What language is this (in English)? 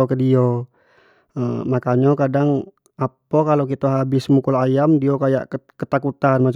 Jambi Malay